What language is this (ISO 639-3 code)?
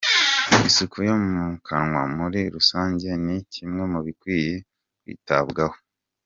kin